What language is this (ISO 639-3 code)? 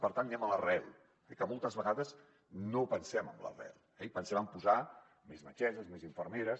cat